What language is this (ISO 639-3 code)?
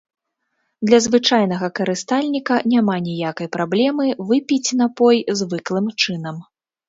bel